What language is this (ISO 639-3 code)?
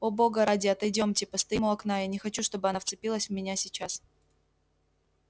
rus